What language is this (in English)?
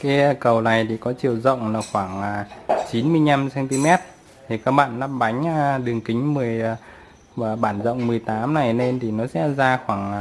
Vietnamese